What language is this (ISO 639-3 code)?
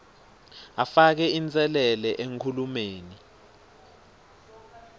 ssw